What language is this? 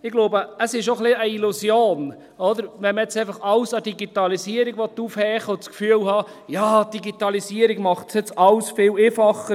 Swiss German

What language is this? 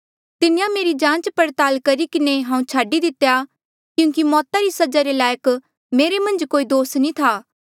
Mandeali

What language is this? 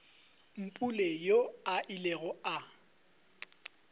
Northern Sotho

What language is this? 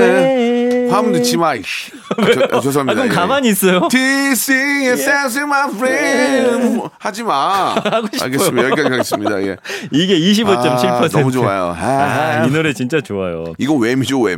Korean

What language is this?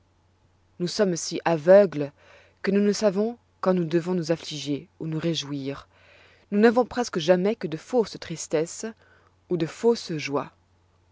French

